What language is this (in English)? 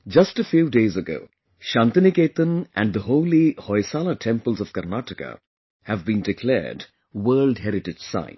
English